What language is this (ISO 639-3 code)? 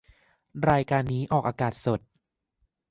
tha